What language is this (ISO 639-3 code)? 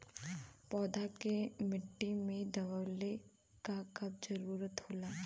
bho